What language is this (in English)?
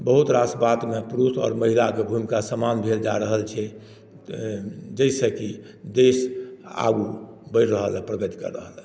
Maithili